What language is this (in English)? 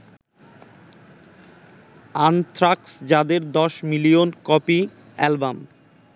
Bangla